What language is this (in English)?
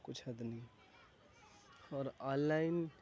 Urdu